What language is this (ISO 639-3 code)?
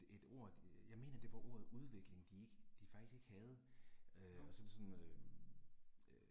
dan